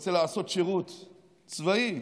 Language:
Hebrew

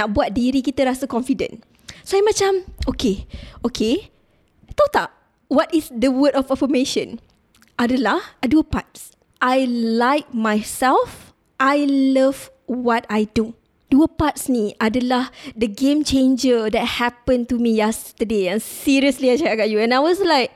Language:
Malay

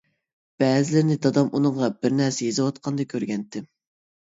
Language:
Uyghur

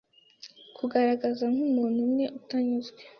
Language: Kinyarwanda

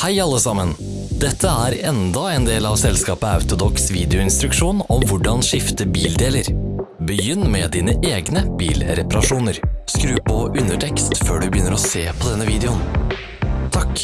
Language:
Norwegian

